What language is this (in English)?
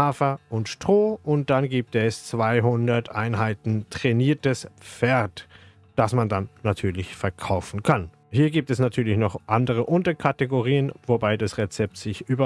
German